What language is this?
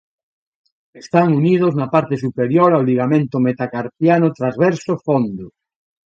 Galician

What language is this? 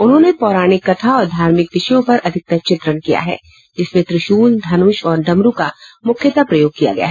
Hindi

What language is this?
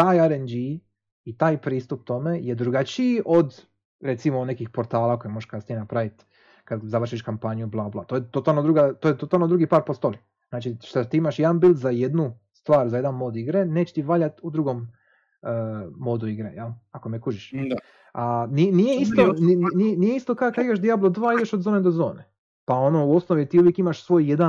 Croatian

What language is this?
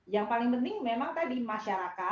Indonesian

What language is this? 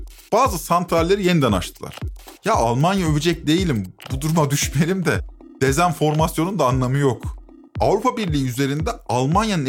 Turkish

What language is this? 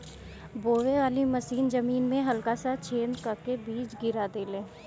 Bhojpuri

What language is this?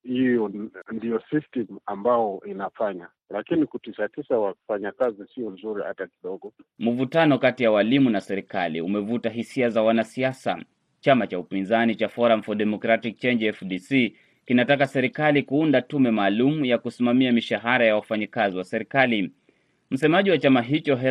Swahili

